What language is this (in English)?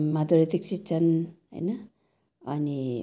Nepali